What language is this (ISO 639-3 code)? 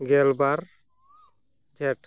sat